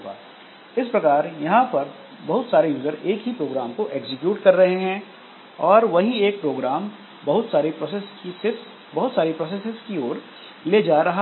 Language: Hindi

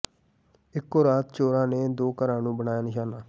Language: Punjabi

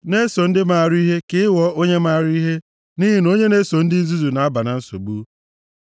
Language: Igbo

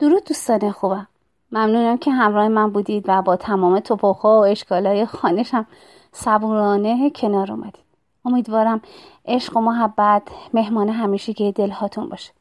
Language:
Persian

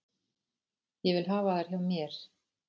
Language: Icelandic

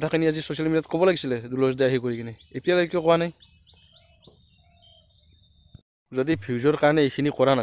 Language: Arabic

